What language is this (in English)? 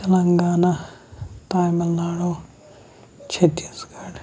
Kashmiri